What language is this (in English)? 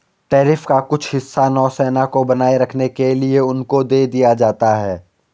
Hindi